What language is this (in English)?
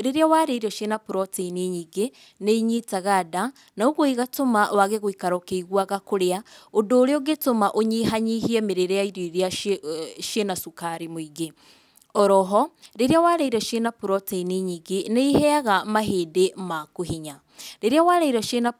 Kikuyu